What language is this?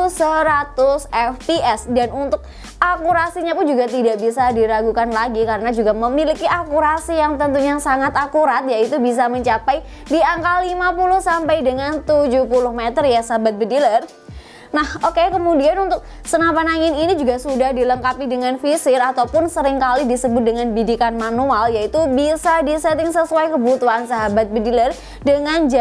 Indonesian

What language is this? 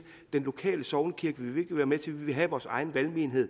Danish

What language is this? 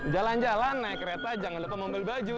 Indonesian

